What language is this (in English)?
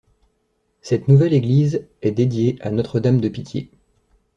French